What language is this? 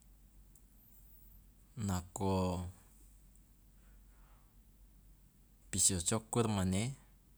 Loloda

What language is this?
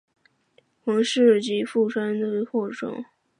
Chinese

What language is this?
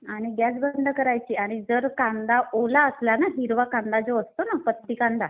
Marathi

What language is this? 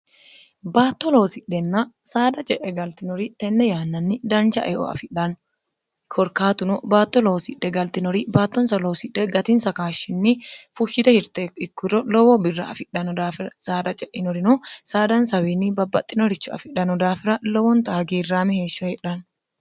Sidamo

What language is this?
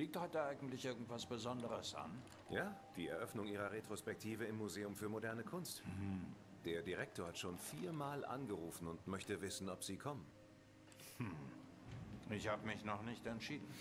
German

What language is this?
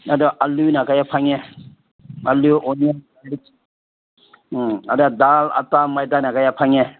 Manipuri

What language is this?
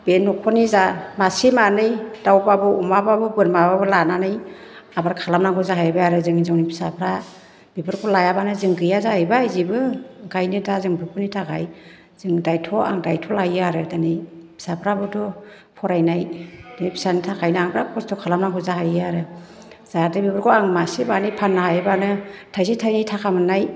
Bodo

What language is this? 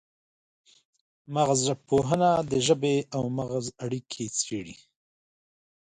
Pashto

